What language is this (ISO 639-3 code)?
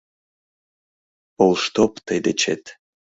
chm